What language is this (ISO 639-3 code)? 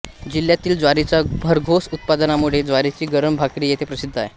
mar